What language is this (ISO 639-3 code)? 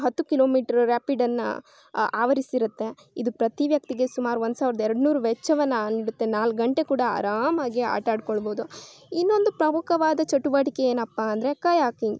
kan